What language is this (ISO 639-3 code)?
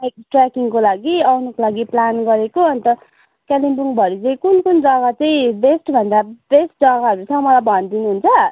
nep